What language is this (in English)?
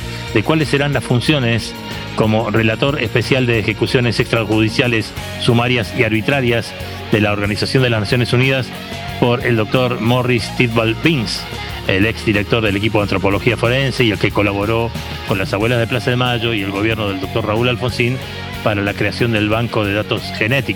Spanish